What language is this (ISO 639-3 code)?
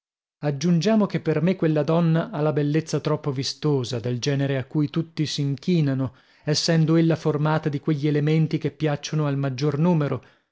ita